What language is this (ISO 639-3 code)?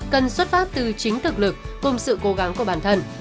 vie